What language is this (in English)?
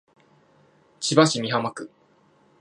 Japanese